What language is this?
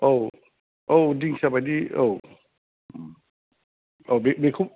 Bodo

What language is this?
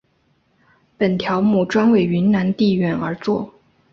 Chinese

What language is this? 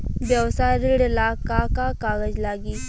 Bhojpuri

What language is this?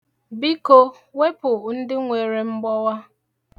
Igbo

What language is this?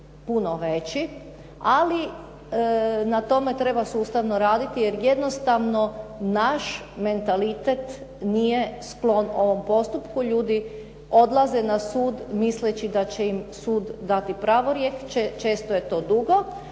Croatian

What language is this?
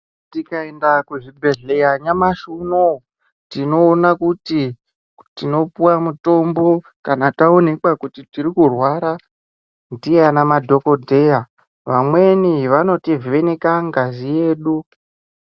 Ndau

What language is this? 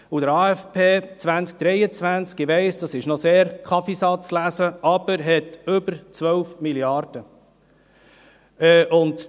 Swiss German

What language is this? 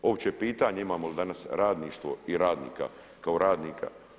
Croatian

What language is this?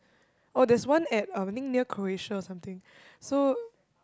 English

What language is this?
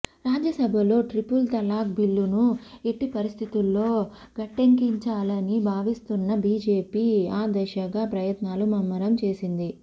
Telugu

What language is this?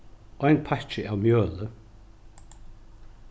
Faroese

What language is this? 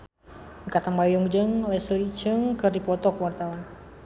Sundanese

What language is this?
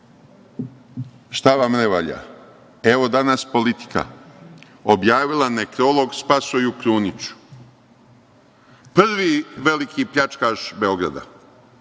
Serbian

